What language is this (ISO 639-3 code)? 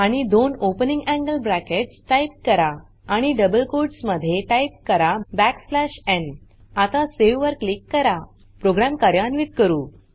mar